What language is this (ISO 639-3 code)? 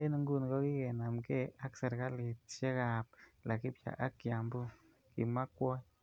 kln